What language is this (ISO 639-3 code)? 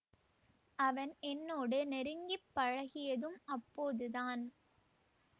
tam